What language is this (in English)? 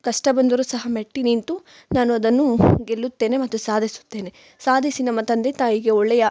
Kannada